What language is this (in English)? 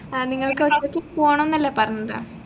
Malayalam